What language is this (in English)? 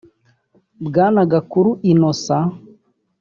Kinyarwanda